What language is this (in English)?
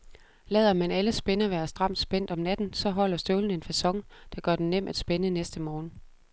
Danish